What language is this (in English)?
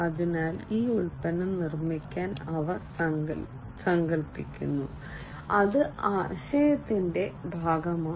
Malayalam